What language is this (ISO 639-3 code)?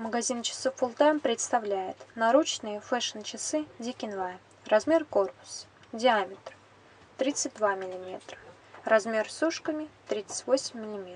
rus